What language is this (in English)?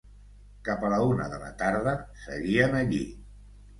Catalan